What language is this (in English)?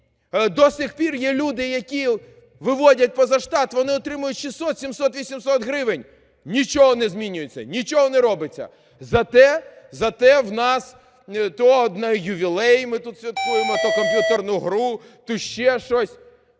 Ukrainian